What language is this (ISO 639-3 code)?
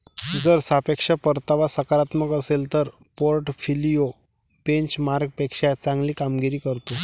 mar